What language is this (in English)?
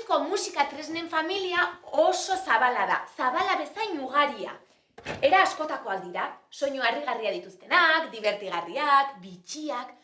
Basque